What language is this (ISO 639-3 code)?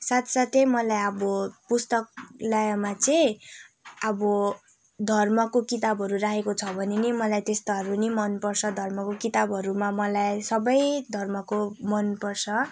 nep